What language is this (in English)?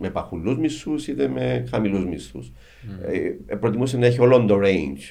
Greek